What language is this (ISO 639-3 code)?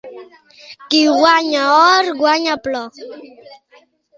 cat